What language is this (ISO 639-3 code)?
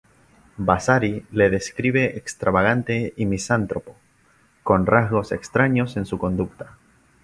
spa